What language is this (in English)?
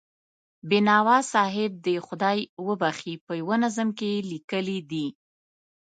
Pashto